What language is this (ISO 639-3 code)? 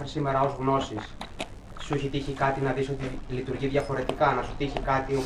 ell